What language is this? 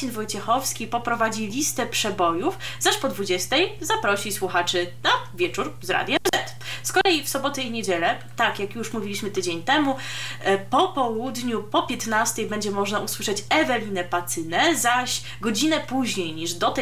Polish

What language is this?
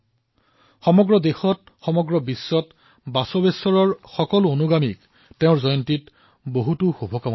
Assamese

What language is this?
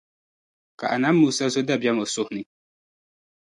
Dagbani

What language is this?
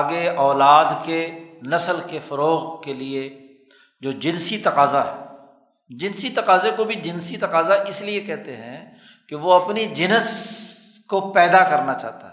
Urdu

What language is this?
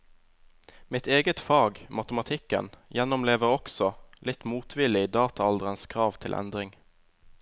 Norwegian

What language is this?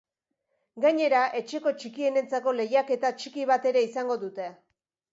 Basque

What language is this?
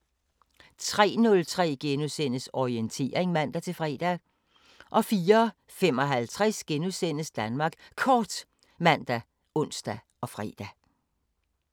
Danish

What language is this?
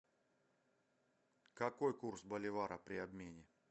Russian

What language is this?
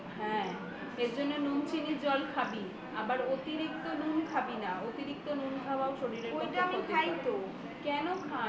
Bangla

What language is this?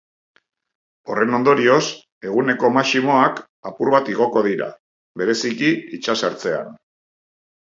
Basque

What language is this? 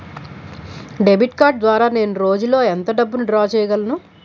Telugu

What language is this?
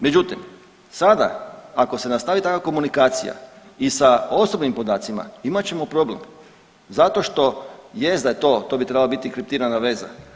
Croatian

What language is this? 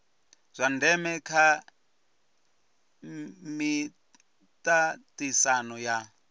Venda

